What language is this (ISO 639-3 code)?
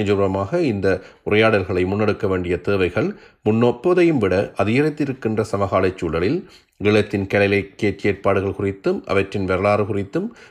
tam